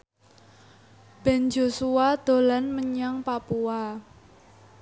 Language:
Javanese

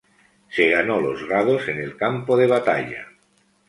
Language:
Spanish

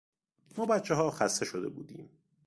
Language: Persian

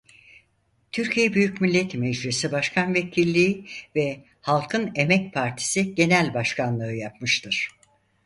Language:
Turkish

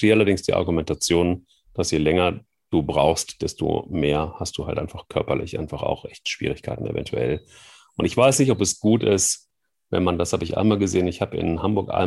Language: German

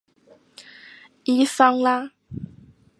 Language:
Chinese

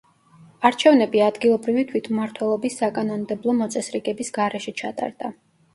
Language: Georgian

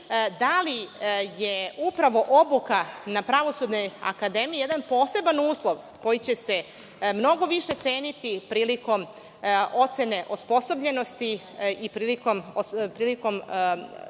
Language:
Serbian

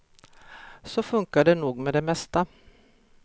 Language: Swedish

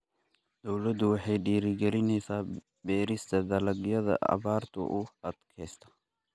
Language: Somali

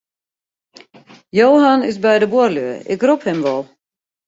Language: Western Frisian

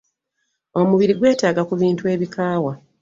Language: Ganda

